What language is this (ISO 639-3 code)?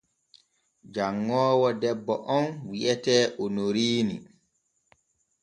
fue